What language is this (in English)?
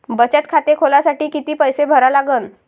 Marathi